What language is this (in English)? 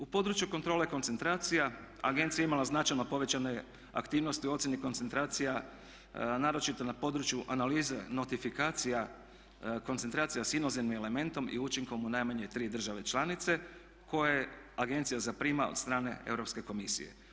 Croatian